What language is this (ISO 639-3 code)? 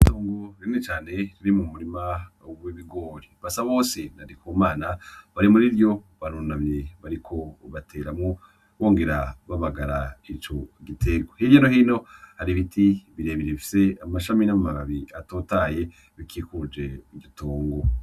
run